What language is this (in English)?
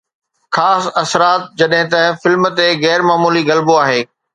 Sindhi